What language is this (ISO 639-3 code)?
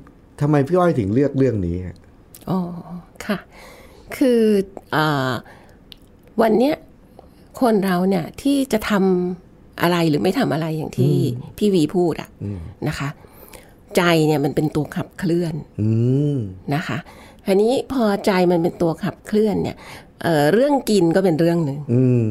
tha